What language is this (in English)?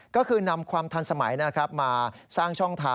Thai